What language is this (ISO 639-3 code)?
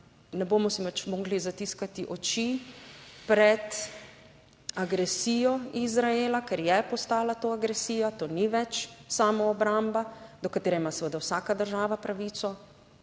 slv